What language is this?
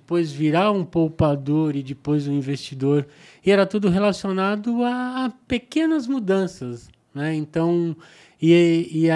Portuguese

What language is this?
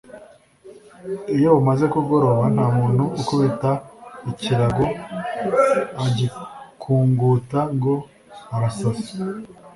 Kinyarwanda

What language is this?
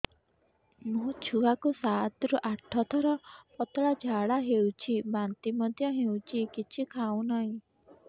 Odia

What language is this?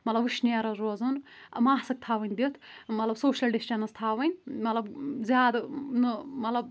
Kashmiri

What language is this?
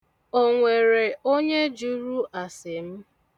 Igbo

